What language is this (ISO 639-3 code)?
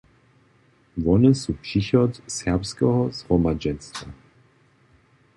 hsb